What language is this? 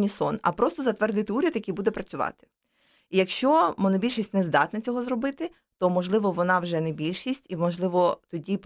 Ukrainian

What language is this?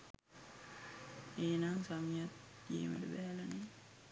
Sinhala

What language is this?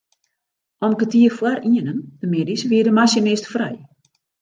Western Frisian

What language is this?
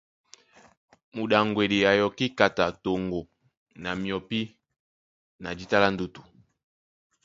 Duala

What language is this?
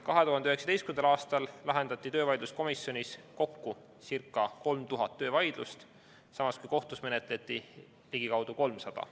Estonian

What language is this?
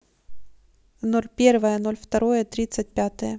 Russian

